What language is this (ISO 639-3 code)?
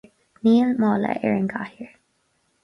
gle